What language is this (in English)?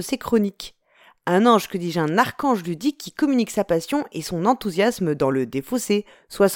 French